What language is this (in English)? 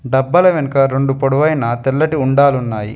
Telugu